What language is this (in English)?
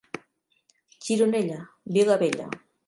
Catalan